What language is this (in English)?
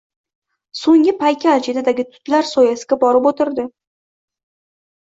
Uzbek